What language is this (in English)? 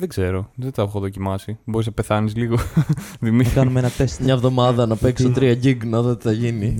Greek